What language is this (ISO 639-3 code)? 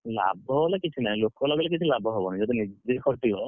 ori